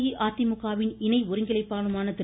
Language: Tamil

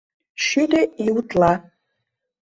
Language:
Mari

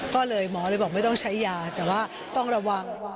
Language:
Thai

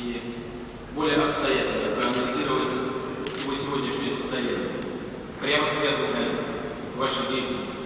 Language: Russian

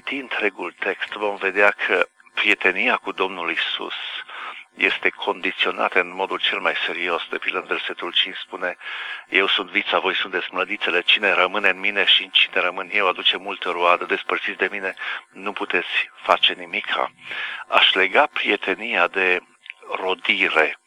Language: Romanian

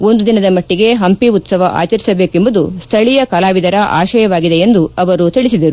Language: Kannada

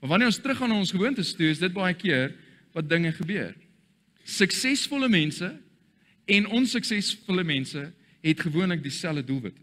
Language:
Dutch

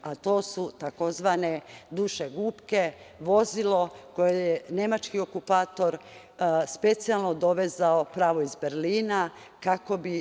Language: Serbian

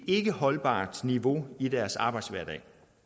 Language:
Danish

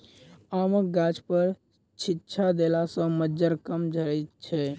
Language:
Maithili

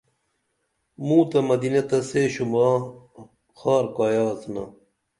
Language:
Dameli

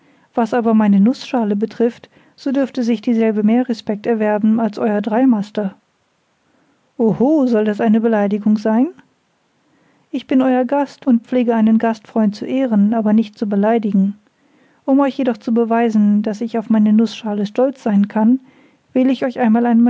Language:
German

